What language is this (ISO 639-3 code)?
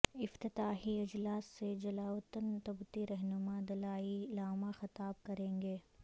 urd